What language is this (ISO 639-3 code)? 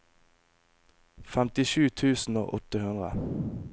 nor